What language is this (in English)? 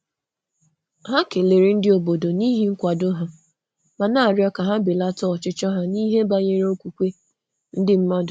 Igbo